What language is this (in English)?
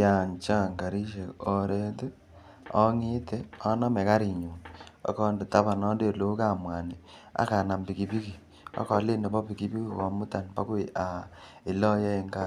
Kalenjin